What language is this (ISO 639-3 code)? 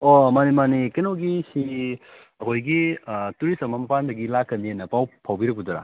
mni